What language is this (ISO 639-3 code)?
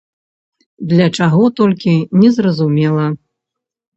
bel